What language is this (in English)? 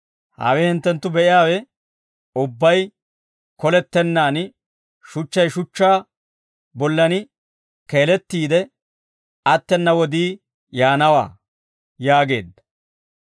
Dawro